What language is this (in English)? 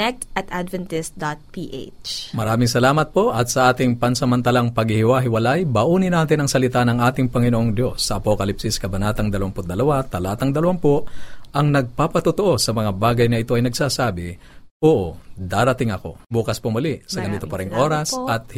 Filipino